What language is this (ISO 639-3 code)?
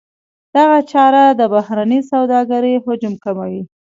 pus